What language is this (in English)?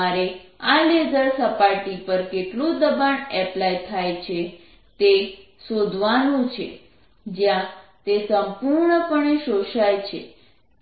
Gujarati